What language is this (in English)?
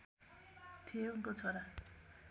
Nepali